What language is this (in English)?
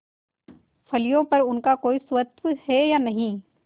Hindi